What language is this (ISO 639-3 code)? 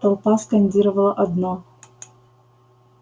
rus